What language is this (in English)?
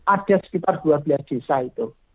Indonesian